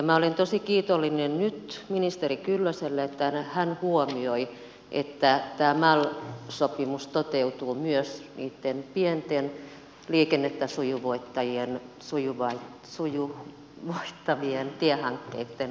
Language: Finnish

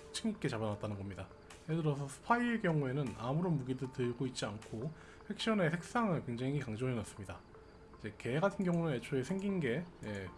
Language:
Korean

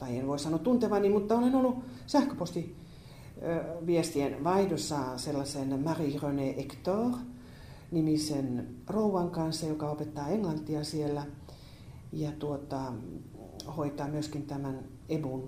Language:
Finnish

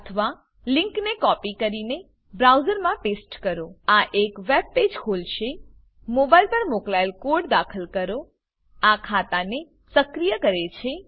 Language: Gujarati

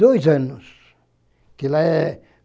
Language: Portuguese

